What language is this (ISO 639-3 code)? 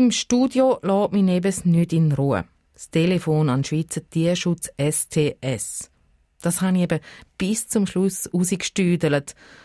deu